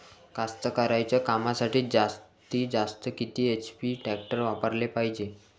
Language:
Marathi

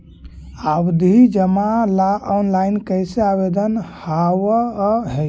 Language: Magahi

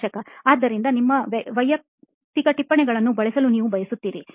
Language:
Kannada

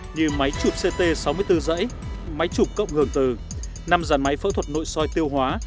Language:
Vietnamese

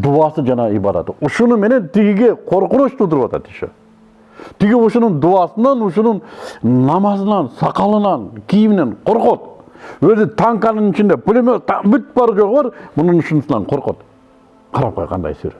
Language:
Turkish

